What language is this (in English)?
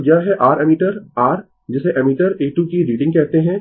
Hindi